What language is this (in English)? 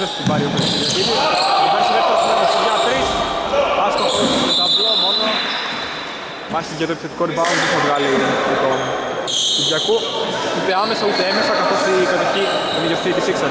Greek